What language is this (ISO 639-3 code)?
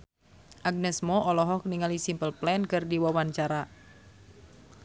sun